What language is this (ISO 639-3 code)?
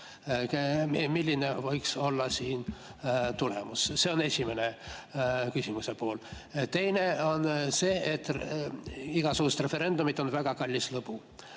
est